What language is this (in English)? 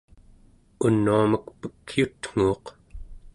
Central Yupik